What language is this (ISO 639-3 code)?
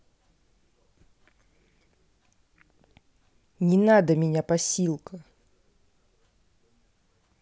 rus